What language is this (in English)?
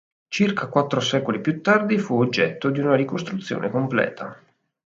Italian